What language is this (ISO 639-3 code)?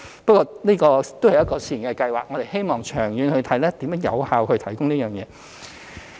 yue